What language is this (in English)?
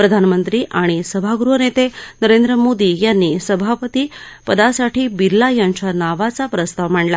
Marathi